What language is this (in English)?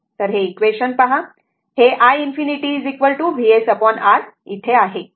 Marathi